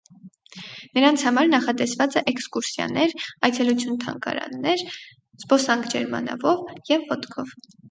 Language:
Armenian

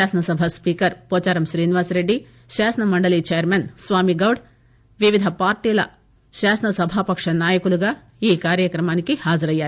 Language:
Telugu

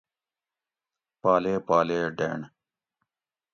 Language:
Gawri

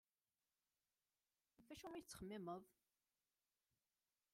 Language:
Kabyle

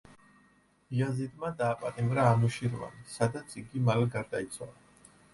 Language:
Georgian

